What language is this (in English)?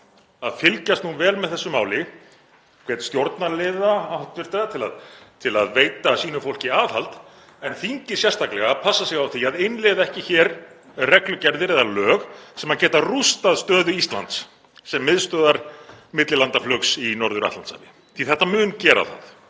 Icelandic